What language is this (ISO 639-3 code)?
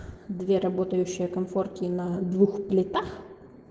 rus